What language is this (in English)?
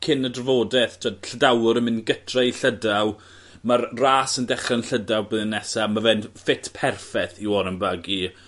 Welsh